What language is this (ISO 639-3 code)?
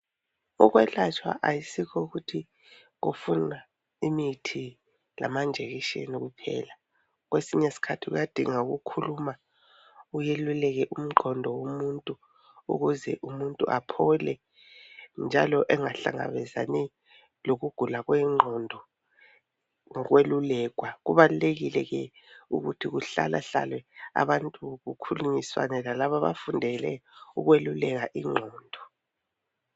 nde